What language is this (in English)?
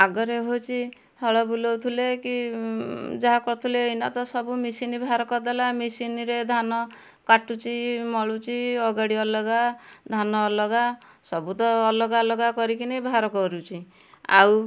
Odia